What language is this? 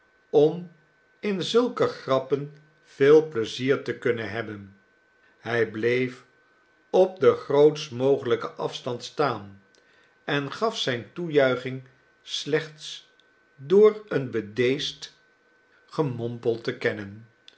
Dutch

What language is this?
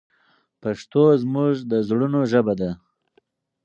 Pashto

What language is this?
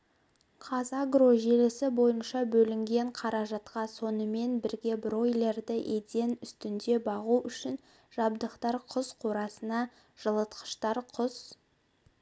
Kazakh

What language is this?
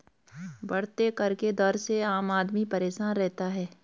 Hindi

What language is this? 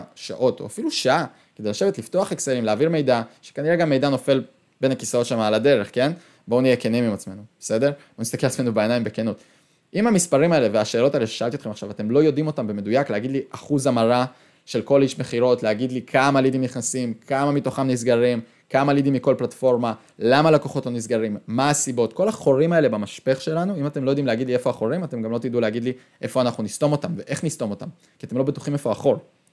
Hebrew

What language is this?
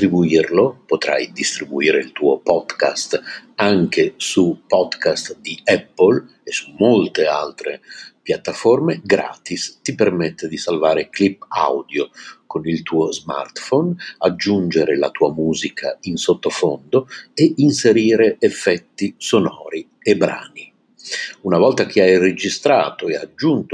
Italian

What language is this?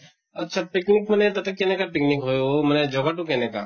Assamese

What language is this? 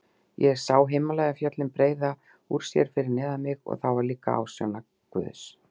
Icelandic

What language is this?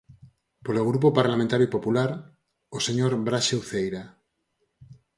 Galician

